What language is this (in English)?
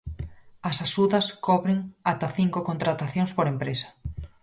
Galician